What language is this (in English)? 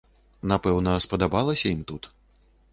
Belarusian